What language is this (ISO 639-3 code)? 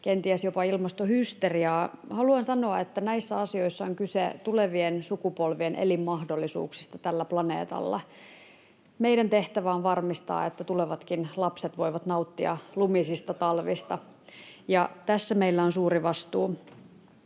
fin